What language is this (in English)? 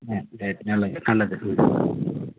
Tamil